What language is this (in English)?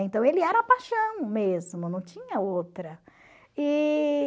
Portuguese